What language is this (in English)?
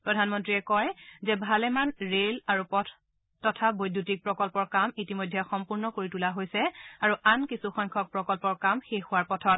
Assamese